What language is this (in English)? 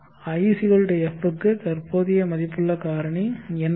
Tamil